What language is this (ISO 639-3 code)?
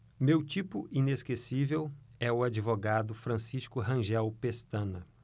por